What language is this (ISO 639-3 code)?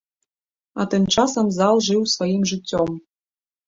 bel